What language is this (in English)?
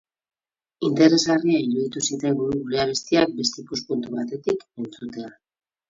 Basque